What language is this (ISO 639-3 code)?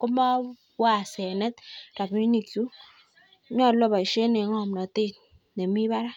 kln